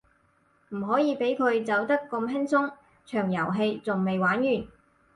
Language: Cantonese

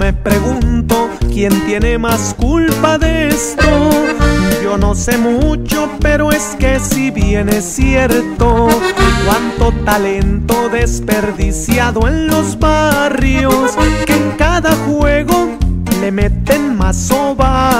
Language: Spanish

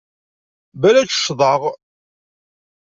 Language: Kabyle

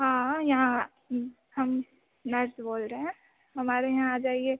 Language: Hindi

